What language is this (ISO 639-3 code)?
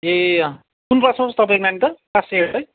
nep